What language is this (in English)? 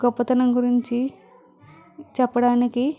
Telugu